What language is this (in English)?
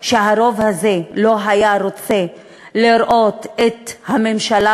Hebrew